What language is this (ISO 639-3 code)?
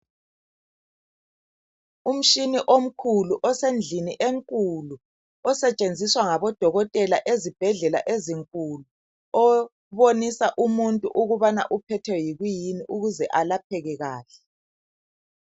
nde